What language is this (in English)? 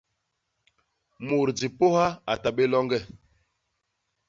Basaa